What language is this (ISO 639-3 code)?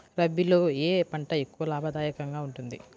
tel